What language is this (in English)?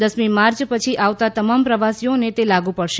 Gujarati